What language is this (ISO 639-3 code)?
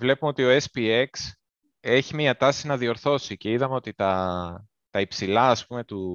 ell